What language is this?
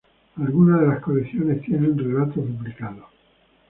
Spanish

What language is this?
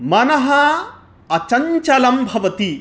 Sanskrit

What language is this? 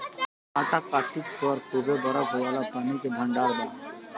Bhojpuri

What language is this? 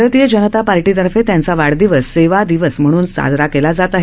Marathi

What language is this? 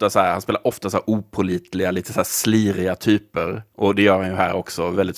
Swedish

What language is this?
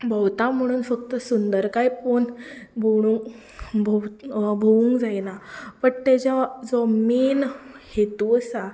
Konkani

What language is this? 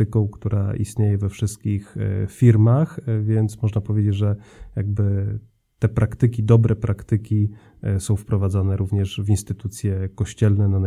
Polish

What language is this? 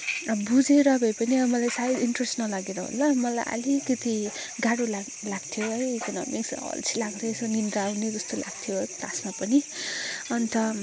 Nepali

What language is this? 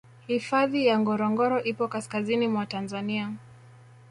Swahili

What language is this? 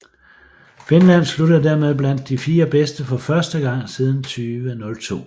Danish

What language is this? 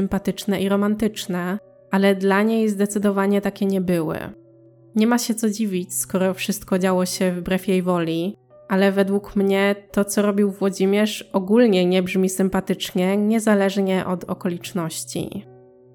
Polish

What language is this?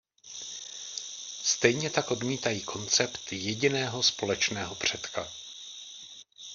Czech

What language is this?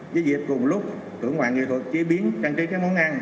Vietnamese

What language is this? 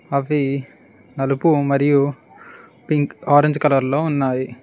Telugu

